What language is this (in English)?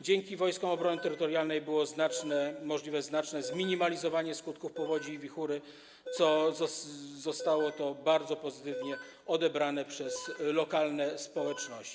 Polish